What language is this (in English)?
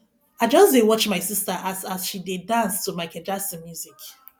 Nigerian Pidgin